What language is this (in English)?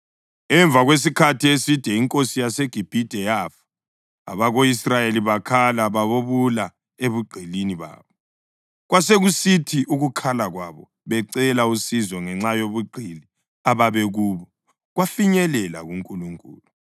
North Ndebele